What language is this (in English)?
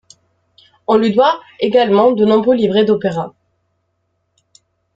French